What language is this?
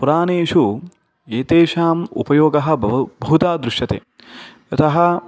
Sanskrit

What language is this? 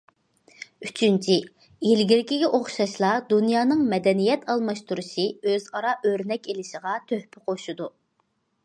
Uyghur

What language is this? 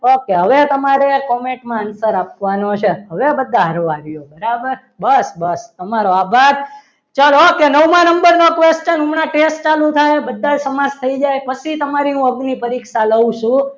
Gujarati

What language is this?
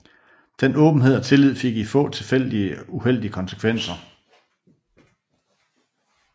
Danish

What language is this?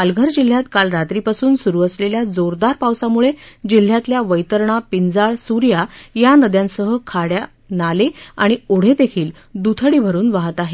Marathi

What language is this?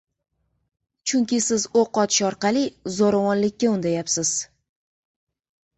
Uzbek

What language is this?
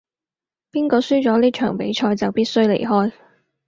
Cantonese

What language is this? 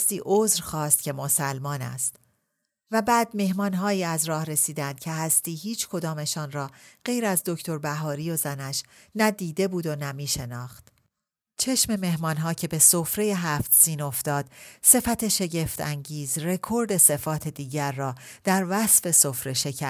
Persian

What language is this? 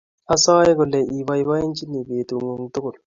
Kalenjin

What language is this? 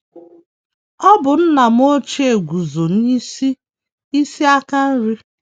Igbo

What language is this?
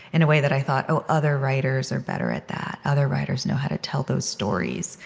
English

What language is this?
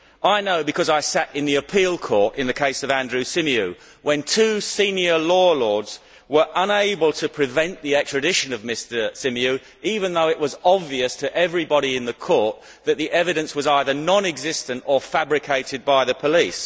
English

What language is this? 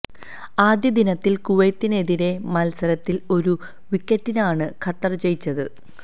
Malayalam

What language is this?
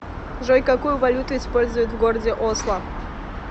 Russian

